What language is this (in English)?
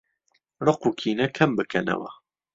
Central Kurdish